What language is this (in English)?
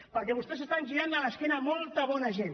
Catalan